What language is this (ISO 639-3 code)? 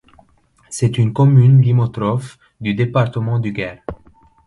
fra